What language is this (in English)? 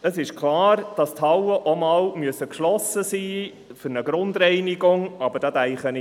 Swiss German